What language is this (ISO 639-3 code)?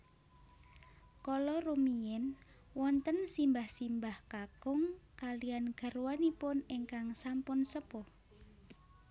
jav